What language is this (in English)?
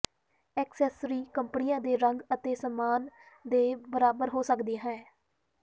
Punjabi